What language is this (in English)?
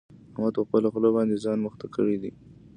Pashto